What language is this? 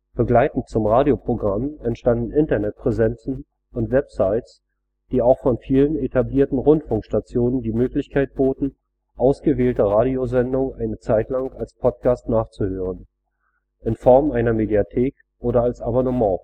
German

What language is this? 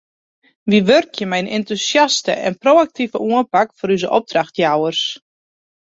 Western Frisian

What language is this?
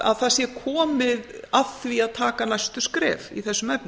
Icelandic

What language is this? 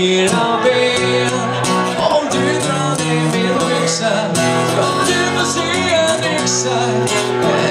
Hungarian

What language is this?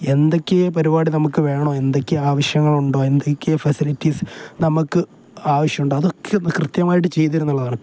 Malayalam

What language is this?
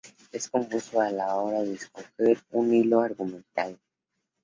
Spanish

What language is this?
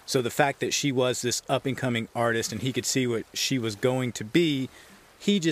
English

